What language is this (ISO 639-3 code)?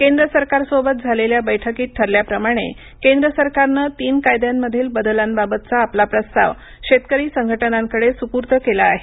mar